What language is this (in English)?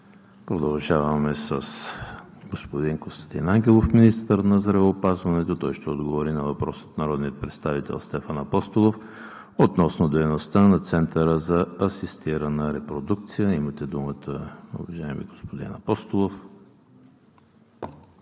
Bulgarian